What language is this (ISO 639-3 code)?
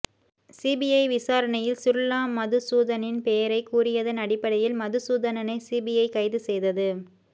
tam